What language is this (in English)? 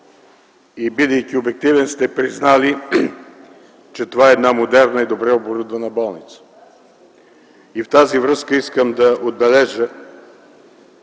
Bulgarian